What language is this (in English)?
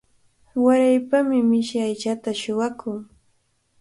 Cajatambo North Lima Quechua